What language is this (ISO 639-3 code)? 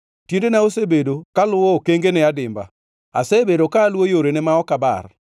luo